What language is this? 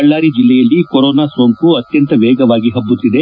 Kannada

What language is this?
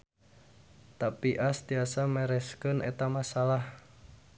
Sundanese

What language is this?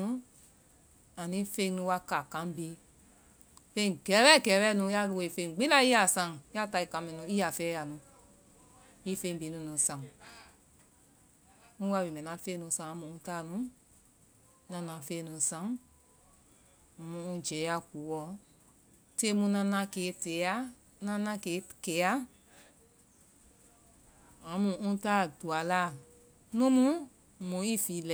Vai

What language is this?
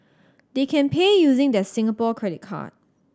English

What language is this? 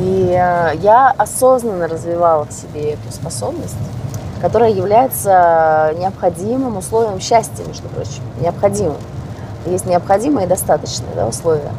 Russian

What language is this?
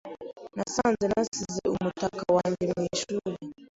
Kinyarwanda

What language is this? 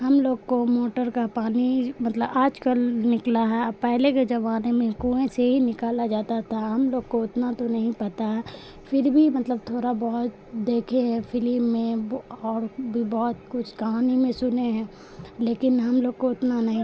Urdu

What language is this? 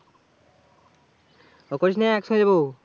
Bangla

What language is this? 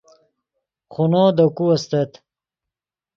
Yidgha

